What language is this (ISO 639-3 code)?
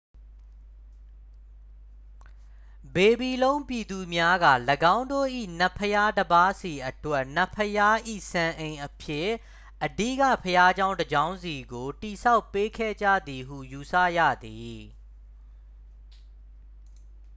mya